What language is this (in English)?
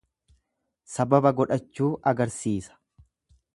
Oromo